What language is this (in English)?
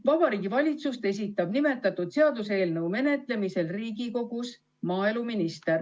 Estonian